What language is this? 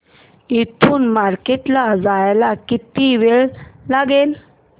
Marathi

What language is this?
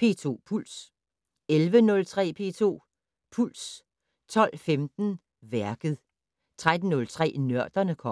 Danish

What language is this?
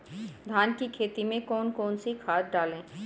Hindi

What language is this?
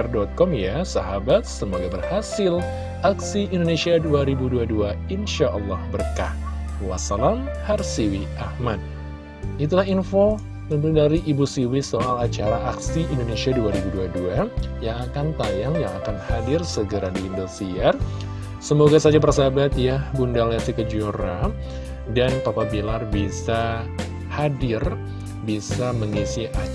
Indonesian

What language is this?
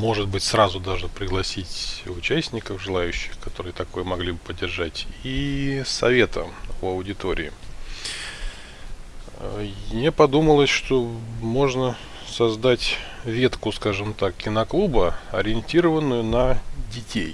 Russian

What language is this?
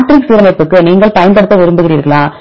Tamil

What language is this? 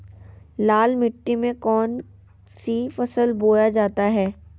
Magahi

